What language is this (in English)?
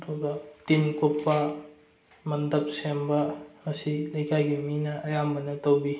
Manipuri